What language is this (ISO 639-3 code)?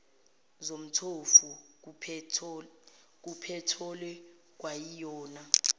zul